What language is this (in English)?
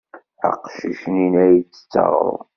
Kabyle